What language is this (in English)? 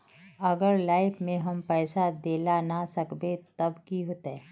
Magahi